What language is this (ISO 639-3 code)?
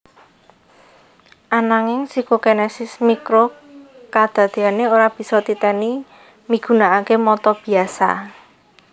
jav